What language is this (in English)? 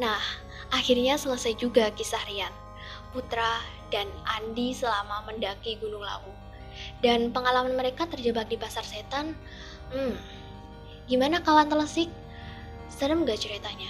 Indonesian